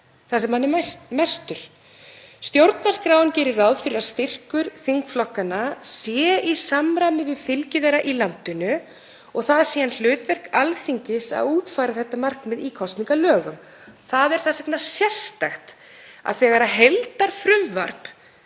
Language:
Icelandic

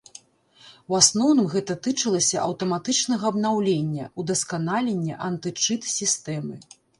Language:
Belarusian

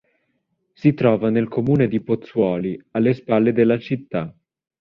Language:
Italian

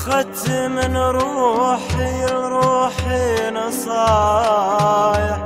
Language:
Arabic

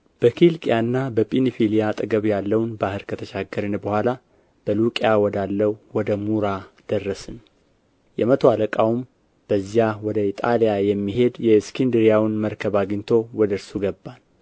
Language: Amharic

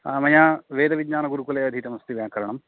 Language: Sanskrit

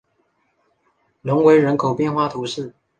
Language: Chinese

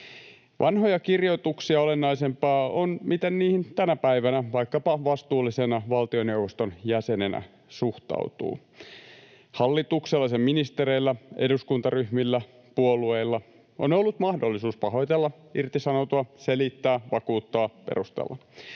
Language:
Finnish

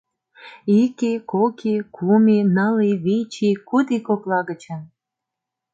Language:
Mari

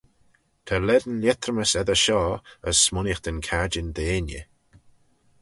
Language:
Manx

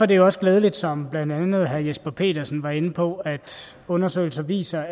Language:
Danish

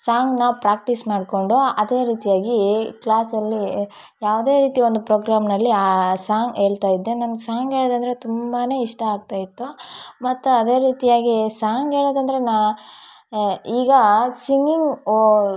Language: Kannada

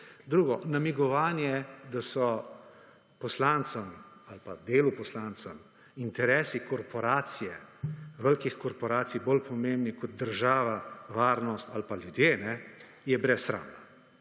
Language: Slovenian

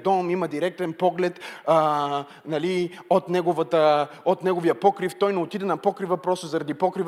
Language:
Bulgarian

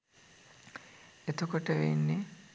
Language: Sinhala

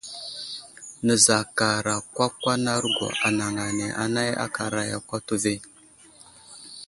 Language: Wuzlam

